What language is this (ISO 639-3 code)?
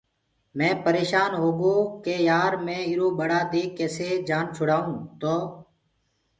ggg